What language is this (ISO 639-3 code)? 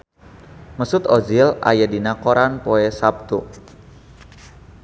sun